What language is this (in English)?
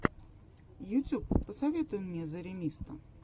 Russian